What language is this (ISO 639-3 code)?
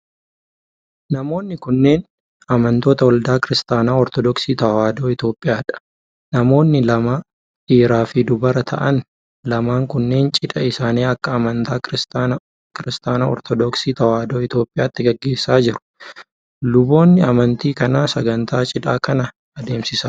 orm